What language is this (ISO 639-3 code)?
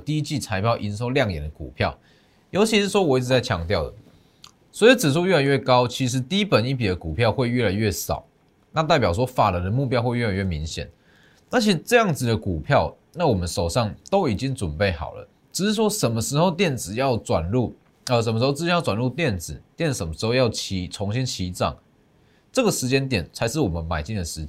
zho